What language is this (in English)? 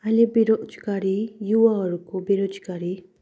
Nepali